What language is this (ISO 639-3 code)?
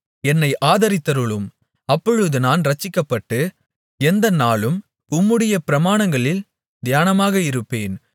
tam